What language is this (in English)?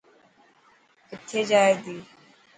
Dhatki